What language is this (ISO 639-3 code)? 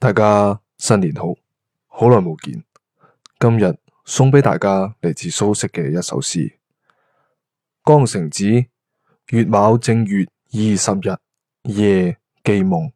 zho